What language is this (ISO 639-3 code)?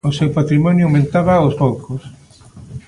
glg